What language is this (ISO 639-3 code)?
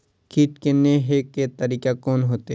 mai